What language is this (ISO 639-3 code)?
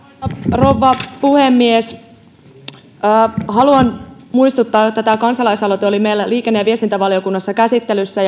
fin